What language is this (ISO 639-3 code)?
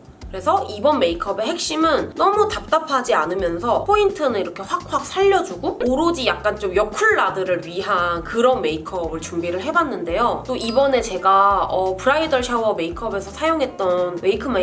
kor